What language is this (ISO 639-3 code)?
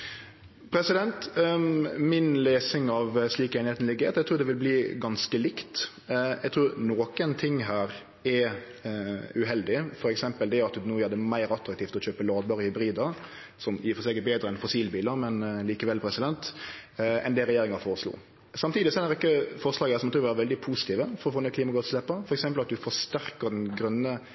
nno